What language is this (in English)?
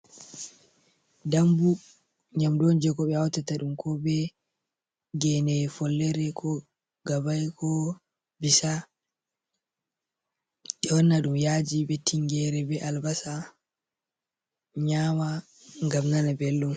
Fula